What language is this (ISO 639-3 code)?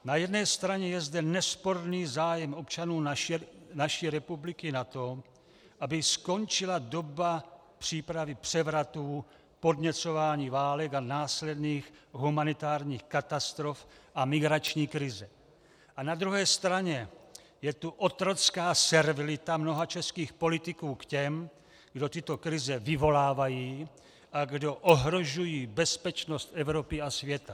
ces